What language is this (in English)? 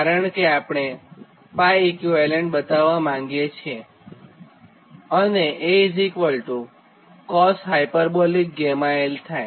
Gujarati